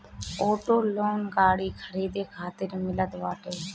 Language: Bhojpuri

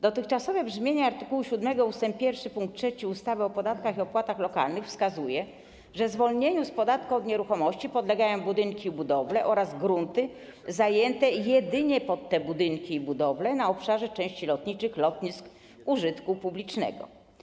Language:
Polish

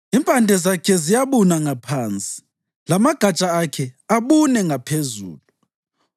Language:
North Ndebele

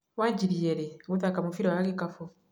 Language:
Kikuyu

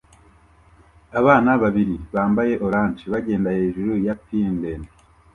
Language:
Kinyarwanda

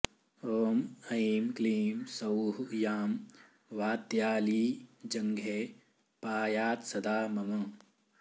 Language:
Sanskrit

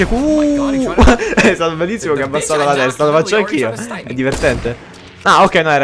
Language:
Italian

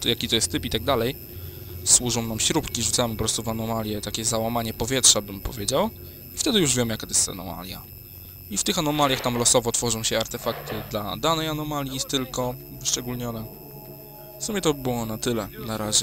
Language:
Polish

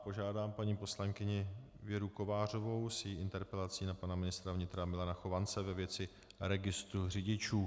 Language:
Czech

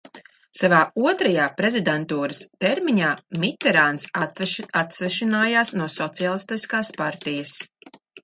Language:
Latvian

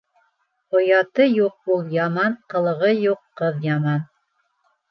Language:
Bashkir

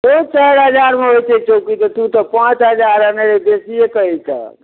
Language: Maithili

